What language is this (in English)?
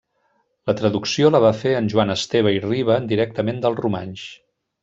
Catalan